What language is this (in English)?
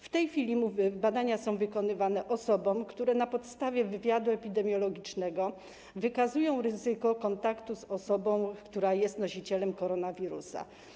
Polish